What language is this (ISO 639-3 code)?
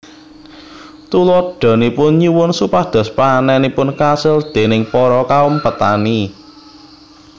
jav